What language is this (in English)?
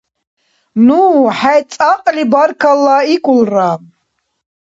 Dargwa